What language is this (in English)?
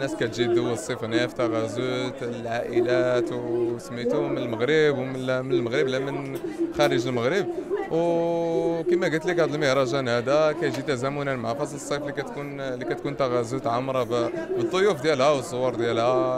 Arabic